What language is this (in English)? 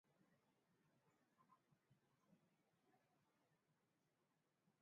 Swahili